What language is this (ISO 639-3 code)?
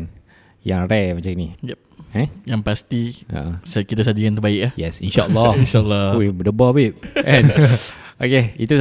msa